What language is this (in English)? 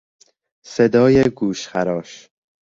Persian